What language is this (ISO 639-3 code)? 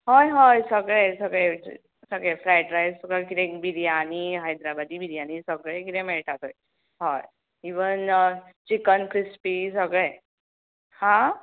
kok